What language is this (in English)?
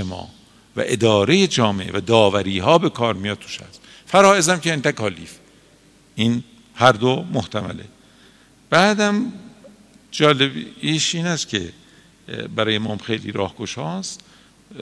Persian